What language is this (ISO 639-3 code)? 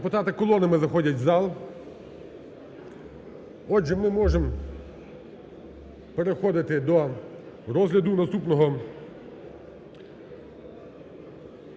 ukr